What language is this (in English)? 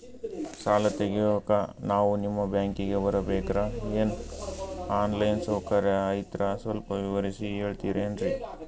Kannada